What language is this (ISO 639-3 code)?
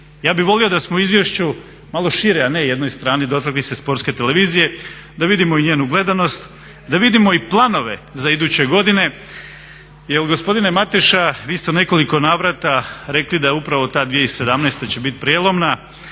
hrv